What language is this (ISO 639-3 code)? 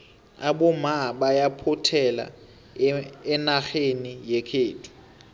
nbl